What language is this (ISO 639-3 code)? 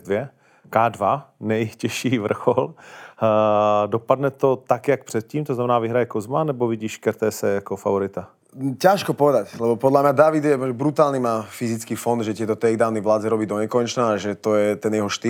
ces